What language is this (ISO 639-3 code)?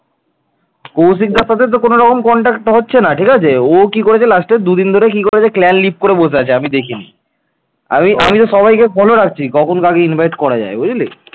ben